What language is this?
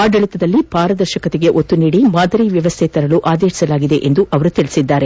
Kannada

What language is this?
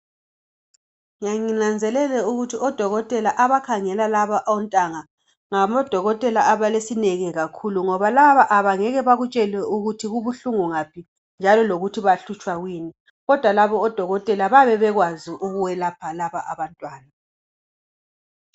North Ndebele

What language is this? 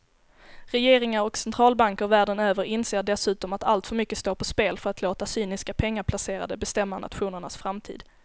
Swedish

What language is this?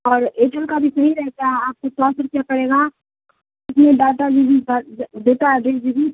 Urdu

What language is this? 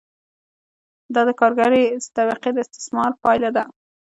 Pashto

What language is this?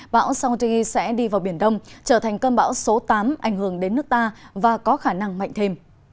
Vietnamese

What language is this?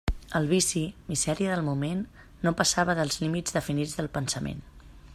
Catalan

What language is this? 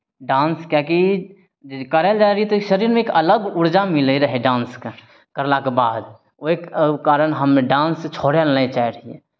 Maithili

